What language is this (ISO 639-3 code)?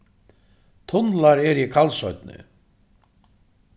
fao